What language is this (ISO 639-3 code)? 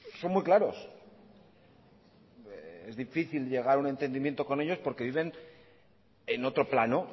spa